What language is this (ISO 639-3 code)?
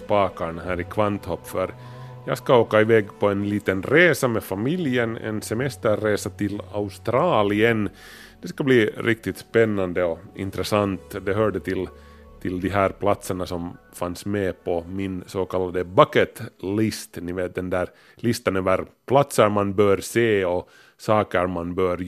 swe